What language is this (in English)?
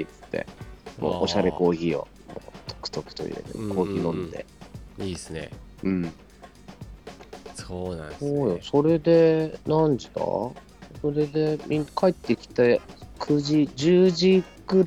Japanese